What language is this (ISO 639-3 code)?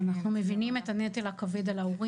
heb